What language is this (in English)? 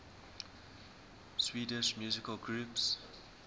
English